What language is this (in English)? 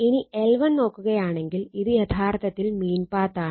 Malayalam